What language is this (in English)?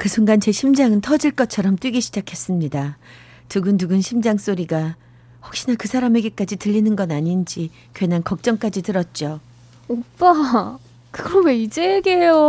Korean